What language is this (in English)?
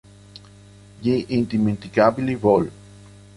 Italian